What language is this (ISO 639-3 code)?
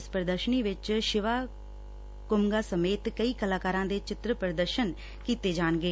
pan